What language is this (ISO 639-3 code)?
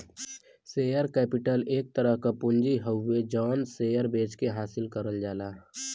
bho